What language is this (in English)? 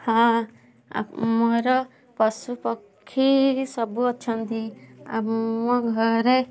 Odia